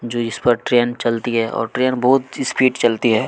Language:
Hindi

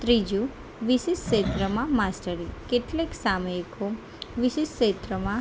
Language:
Gujarati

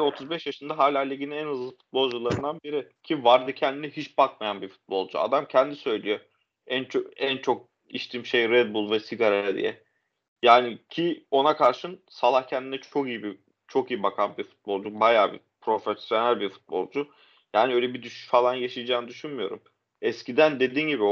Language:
Turkish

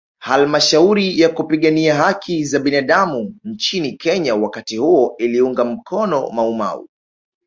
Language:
Swahili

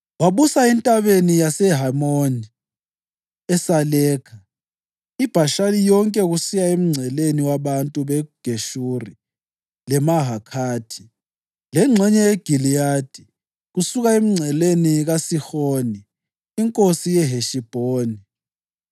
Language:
North Ndebele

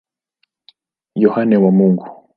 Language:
Swahili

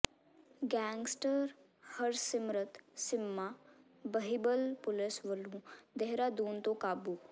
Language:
Punjabi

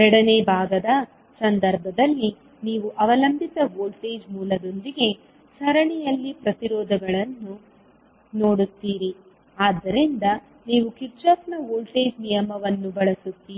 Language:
Kannada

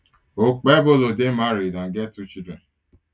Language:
Nigerian Pidgin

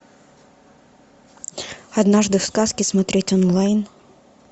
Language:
Russian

